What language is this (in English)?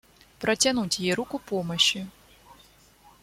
Russian